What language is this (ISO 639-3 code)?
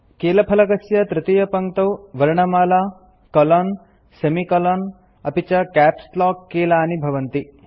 san